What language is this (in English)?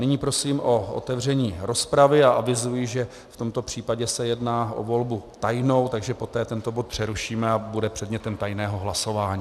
Czech